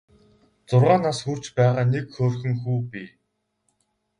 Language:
Mongolian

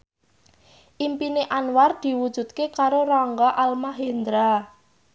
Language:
Javanese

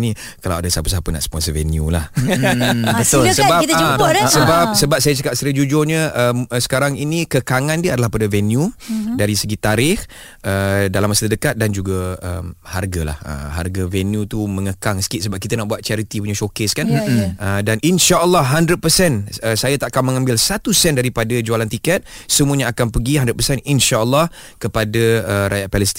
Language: Malay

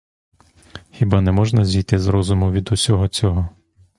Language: Ukrainian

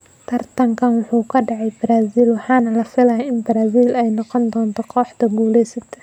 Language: Somali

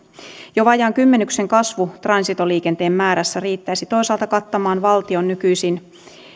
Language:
Finnish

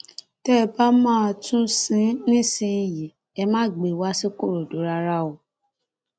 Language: Yoruba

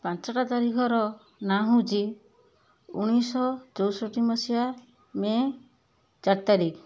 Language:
Odia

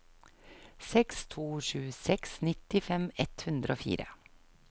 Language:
Norwegian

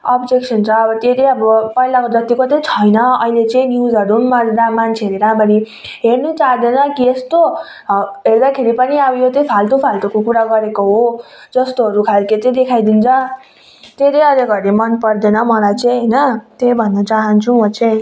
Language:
Nepali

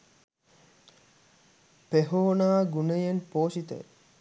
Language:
Sinhala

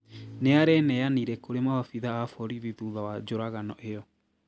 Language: Kikuyu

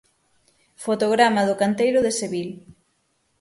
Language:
Galician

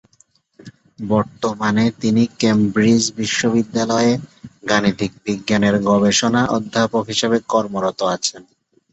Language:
Bangla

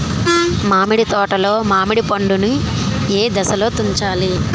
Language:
Telugu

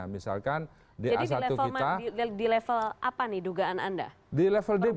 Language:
Indonesian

